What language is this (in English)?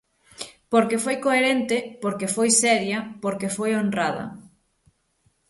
Galician